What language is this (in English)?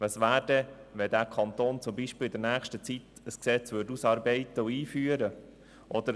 Swiss German